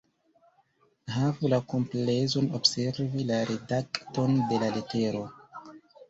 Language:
Esperanto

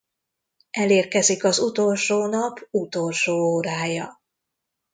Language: Hungarian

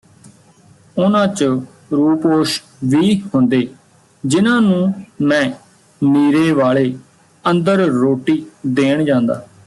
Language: Punjabi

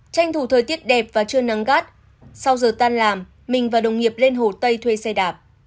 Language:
Vietnamese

